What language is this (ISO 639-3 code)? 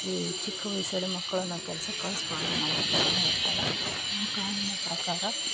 kan